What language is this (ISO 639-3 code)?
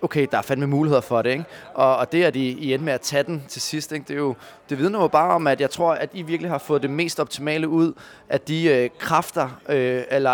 dan